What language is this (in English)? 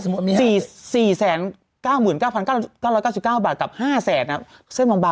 Thai